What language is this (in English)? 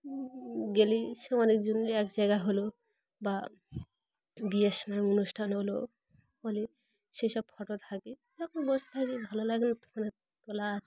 Bangla